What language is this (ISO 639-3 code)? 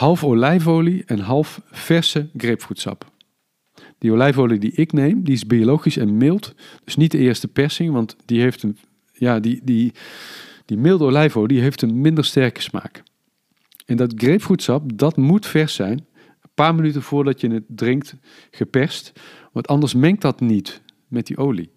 nld